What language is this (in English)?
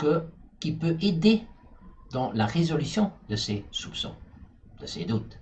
French